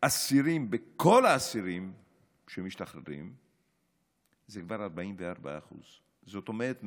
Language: Hebrew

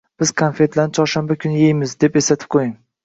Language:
Uzbek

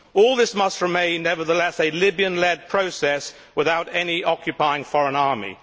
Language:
English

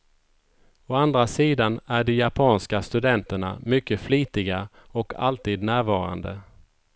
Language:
Swedish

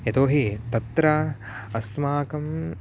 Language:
Sanskrit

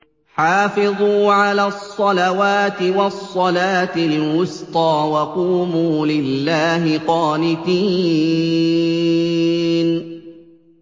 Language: Arabic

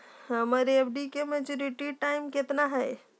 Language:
Magahi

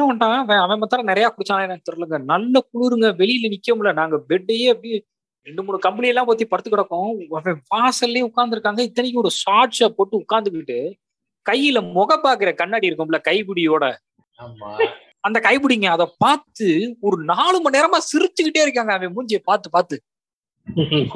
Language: Tamil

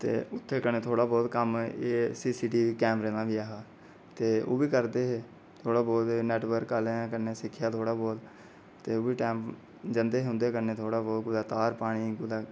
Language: Dogri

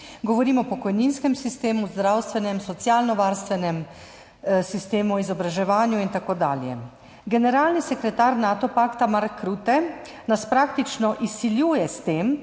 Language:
Slovenian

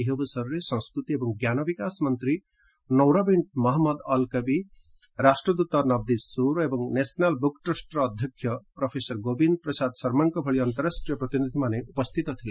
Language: Odia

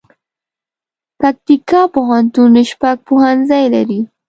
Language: Pashto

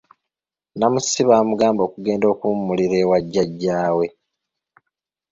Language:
Ganda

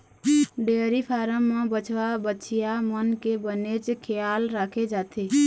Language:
Chhattisgarhi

